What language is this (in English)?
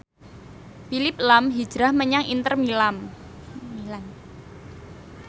Javanese